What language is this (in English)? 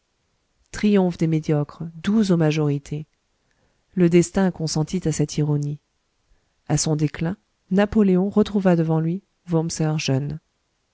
French